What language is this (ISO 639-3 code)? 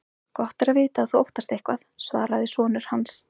isl